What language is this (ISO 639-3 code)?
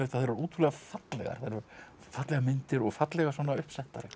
isl